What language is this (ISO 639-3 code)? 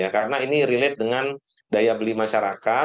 ind